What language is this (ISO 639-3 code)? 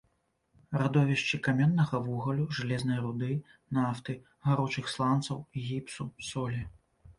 bel